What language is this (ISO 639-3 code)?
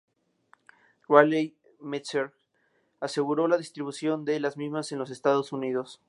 spa